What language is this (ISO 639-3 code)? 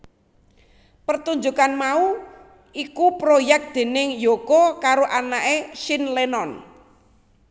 jav